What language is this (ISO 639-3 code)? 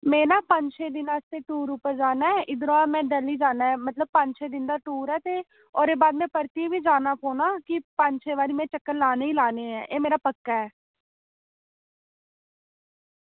doi